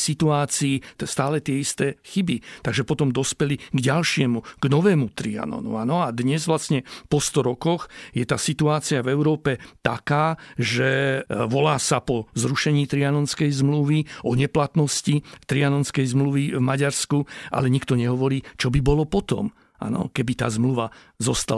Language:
Slovak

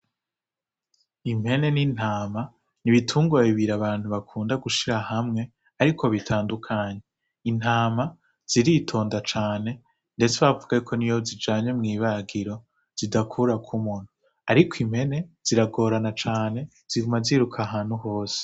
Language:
Rundi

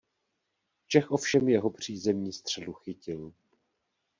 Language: Czech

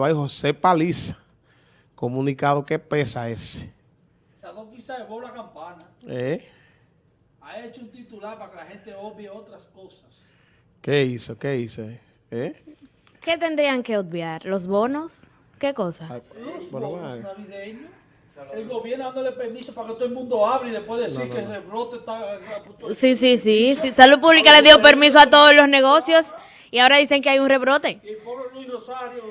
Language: Spanish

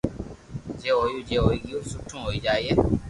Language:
Loarki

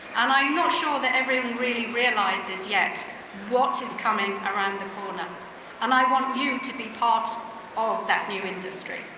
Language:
English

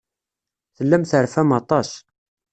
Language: Kabyle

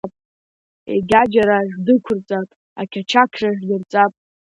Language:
Abkhazian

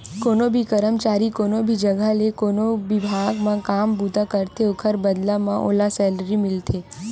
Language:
Chhattisgarhi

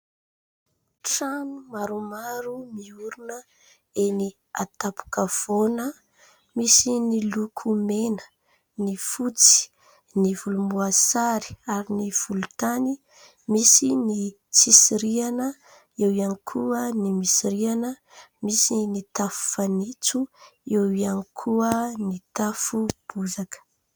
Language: Malagasy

